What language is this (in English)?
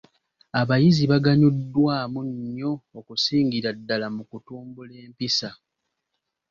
Ganda